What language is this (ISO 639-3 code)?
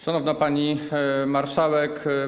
pol